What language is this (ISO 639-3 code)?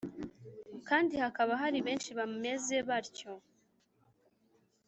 kin